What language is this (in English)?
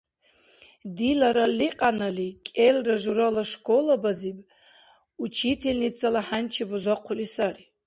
Dargwa